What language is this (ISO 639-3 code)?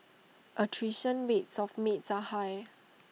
eng